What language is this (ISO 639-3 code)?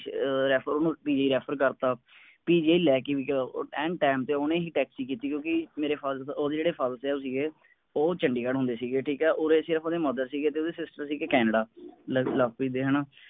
pan